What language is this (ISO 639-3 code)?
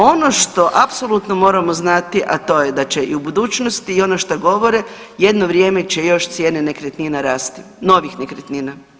hrv